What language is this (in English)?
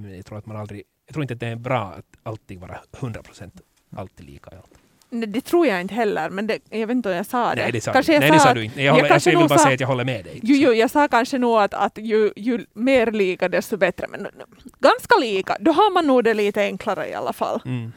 Swedish